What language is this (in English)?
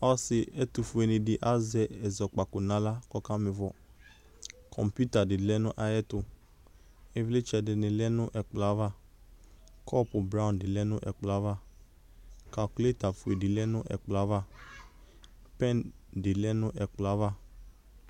Ikposo